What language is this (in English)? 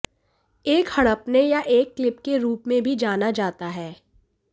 Hindi